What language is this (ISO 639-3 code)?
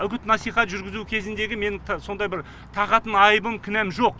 kaz